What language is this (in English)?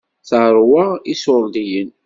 Kabyle